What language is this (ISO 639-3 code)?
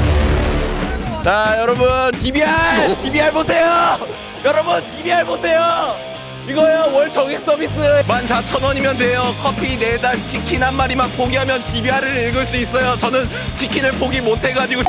kor